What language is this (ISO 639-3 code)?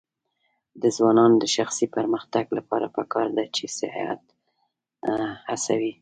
pus